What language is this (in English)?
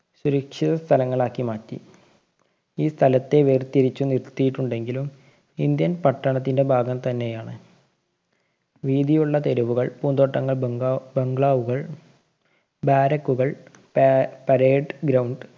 Malayalam